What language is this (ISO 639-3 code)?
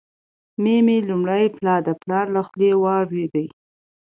pus